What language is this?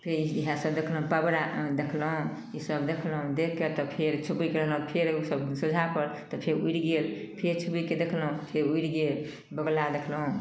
Maithili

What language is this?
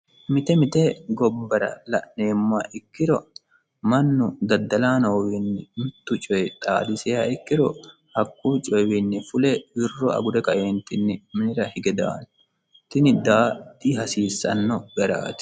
Sidamo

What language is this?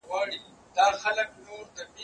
Pashto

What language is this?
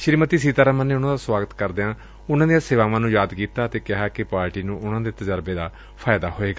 Punjabi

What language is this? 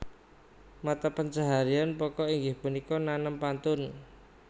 Javanese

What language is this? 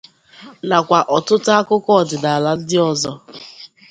Igbo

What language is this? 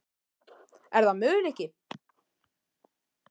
Icelandic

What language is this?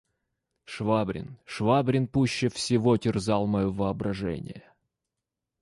Russian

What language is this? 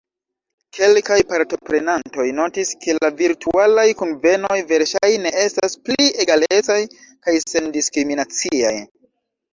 Esperanto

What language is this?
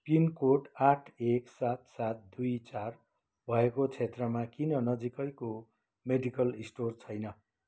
Nepali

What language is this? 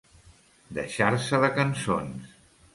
Catalan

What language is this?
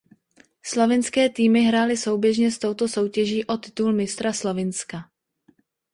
Czech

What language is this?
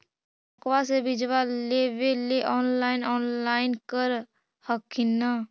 Magahi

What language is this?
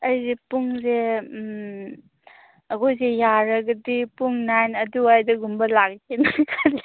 Manipuri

